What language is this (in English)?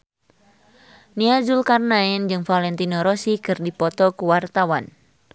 Sundanese